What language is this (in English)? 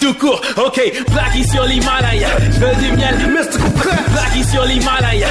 French